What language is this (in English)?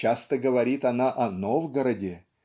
Russian